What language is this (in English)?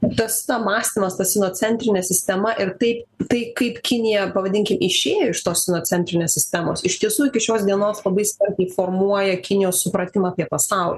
Lithuanian